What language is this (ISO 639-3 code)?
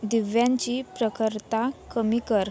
mar